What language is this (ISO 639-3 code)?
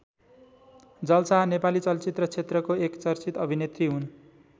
nep